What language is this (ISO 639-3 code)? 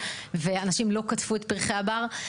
heb